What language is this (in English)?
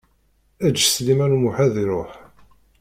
Kabyle